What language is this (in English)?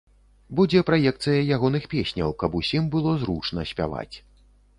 Belarusian